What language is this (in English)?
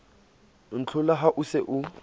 Southern Sotho